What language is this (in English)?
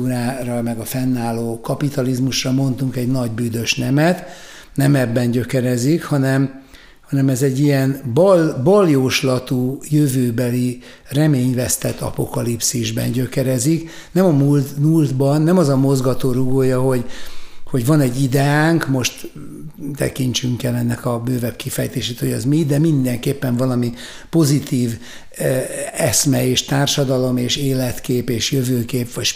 Hungarian